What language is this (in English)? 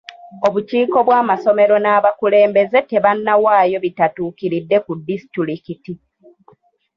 Ganda